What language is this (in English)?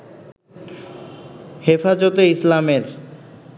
Bangla